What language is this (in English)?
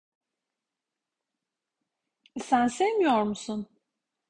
Turkish